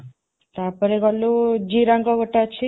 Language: Odia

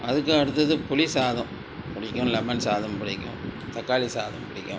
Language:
Tamil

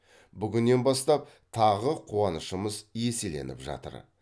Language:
Kazakh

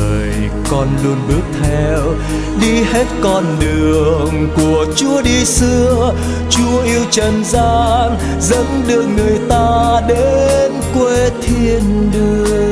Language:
Vietnamese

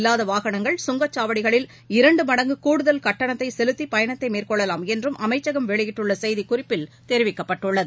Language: Tamil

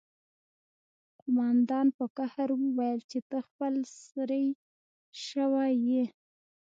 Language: Pashto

